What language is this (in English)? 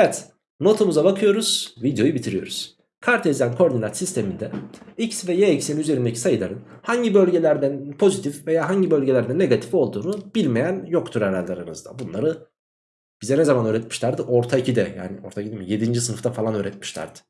Turkish